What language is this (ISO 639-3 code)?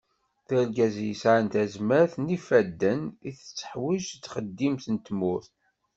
kab